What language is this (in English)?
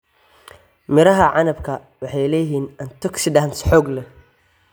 Somali